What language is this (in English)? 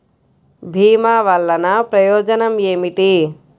Telugu